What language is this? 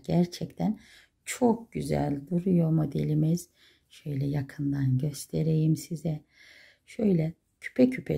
Turkish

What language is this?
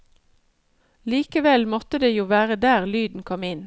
Norwegian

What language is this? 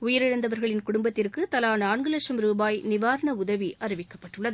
Tamil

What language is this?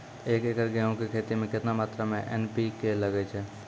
Maithili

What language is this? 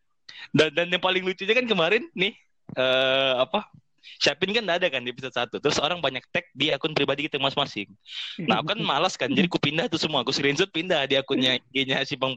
Indonesian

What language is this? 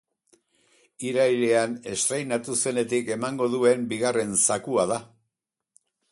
Basque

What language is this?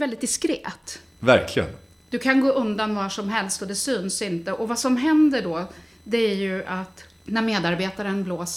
Swedish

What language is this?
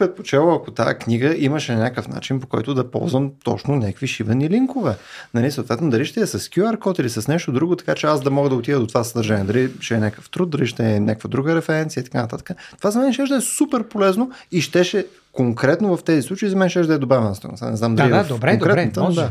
Bulgarian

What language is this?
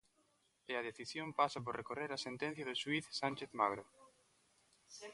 Galician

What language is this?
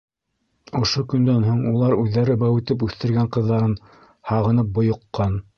Bashkir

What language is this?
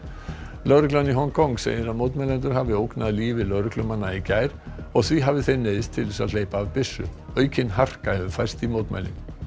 Icelandic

